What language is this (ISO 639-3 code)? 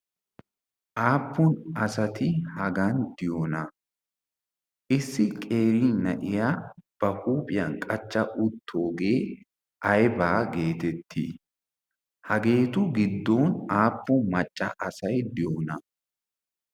wal